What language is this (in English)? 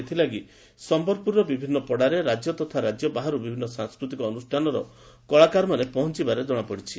Odia